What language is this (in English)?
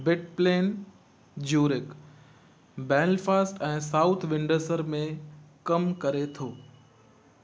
Sindhi